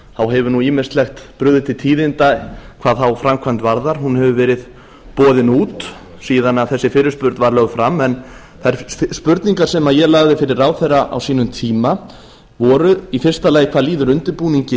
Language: Icelandic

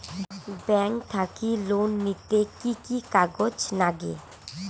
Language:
Bangla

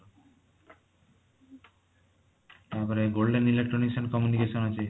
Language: Odia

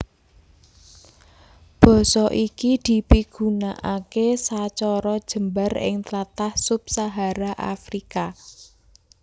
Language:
Javanese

